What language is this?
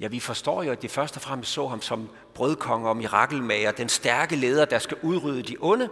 Danish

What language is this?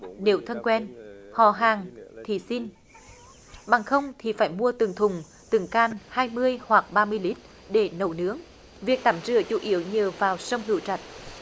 Vietnamese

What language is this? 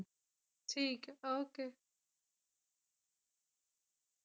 Punjabi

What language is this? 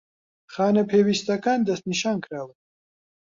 Central Kurdish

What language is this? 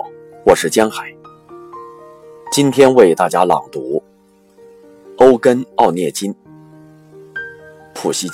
Chinese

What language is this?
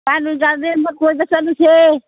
Manipuri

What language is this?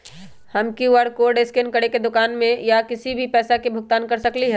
Magahi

